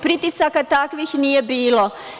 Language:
Serbian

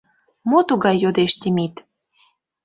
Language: Mari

